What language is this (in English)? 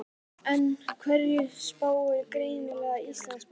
Icelandic